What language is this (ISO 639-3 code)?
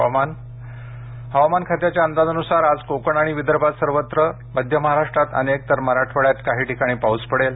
mar